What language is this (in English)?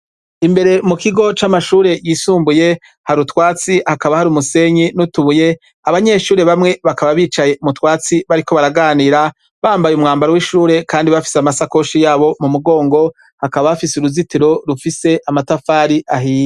Rundi